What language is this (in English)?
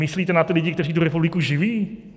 Czech